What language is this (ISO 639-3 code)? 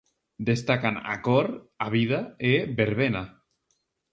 glg